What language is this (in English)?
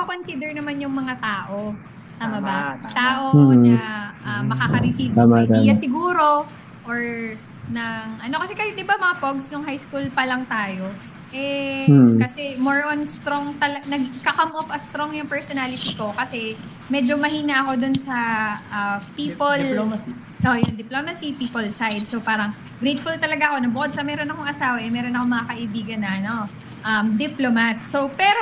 Filipino